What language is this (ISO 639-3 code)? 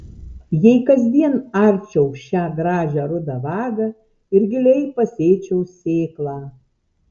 lit